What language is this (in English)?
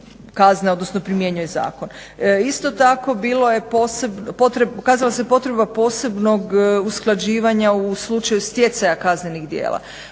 Croatian